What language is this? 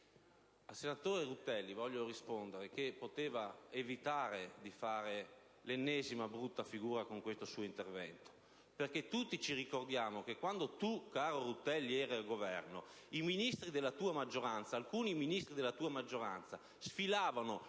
Italian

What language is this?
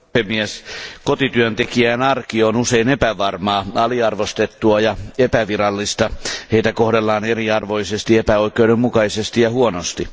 Finnish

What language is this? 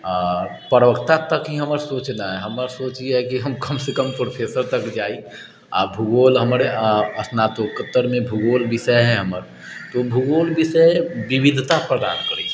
Maithili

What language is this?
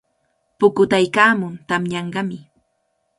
Cajatambo North Lima Quechua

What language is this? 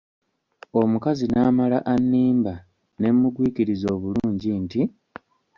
Ganda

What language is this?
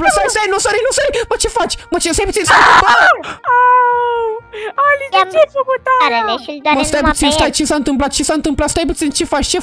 Romanian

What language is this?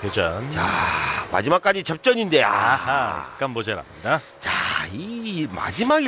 Korean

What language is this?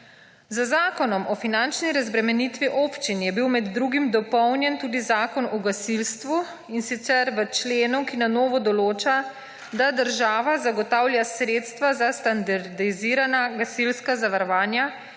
Slovenian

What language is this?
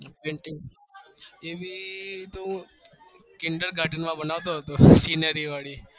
Gujarati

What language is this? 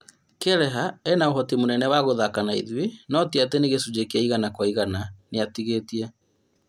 Kikuyu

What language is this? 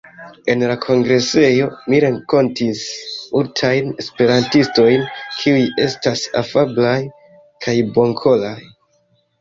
Esperanto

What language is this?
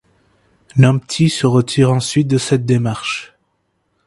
French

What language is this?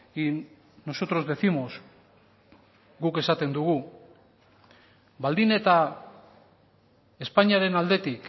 Basque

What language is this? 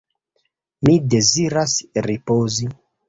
Esperanto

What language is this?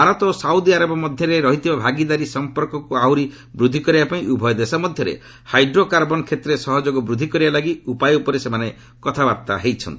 Odia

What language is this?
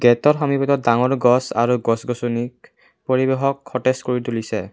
Assamese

